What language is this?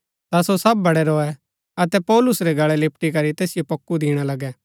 Gaddi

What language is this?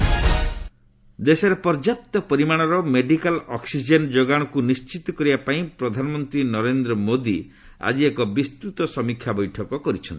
Odia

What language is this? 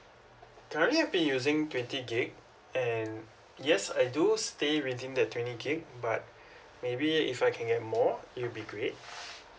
English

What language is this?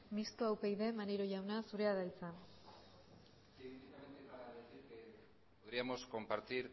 Basque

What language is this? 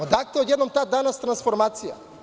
Serbian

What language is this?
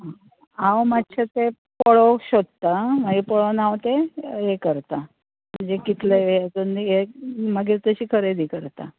Konkani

